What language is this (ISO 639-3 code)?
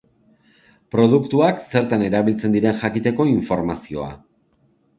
eus